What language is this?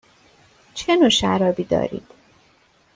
Persian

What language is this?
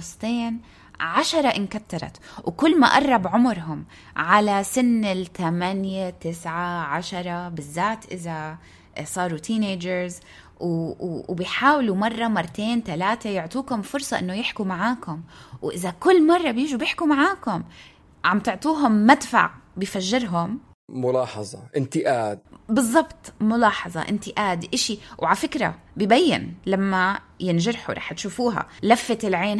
Arabic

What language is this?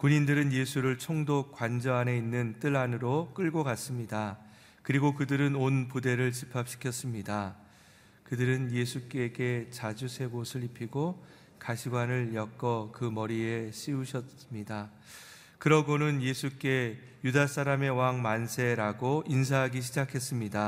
Korean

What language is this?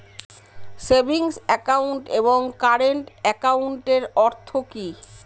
Bangla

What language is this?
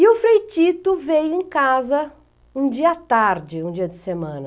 Portuguese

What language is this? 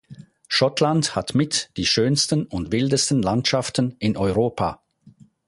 German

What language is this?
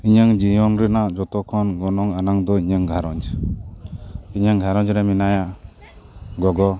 Santali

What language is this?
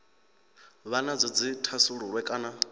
Venda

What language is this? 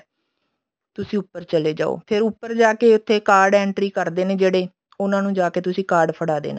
Punjabi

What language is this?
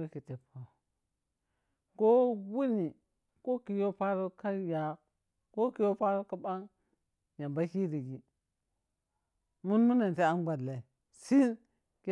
Piya-Kwonci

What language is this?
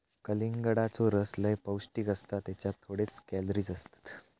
Marathi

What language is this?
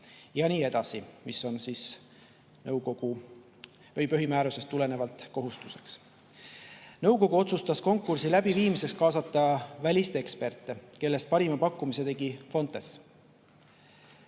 Estonian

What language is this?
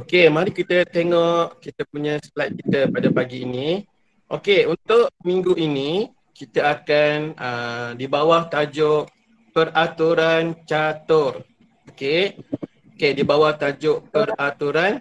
Malay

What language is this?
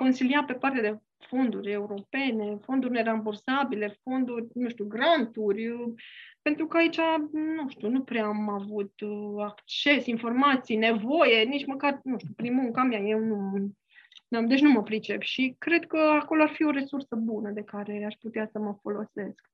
Romanian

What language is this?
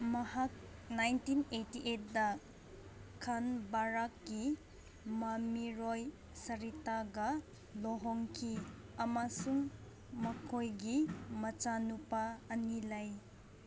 Manipuri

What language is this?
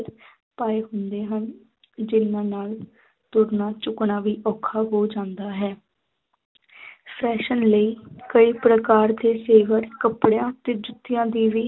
Punjabi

